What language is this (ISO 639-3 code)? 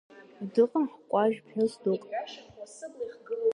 abk